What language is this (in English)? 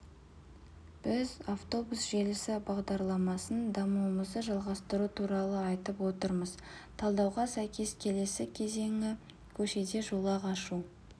Kazakh